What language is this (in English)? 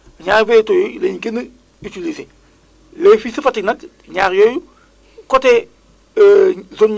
Wolof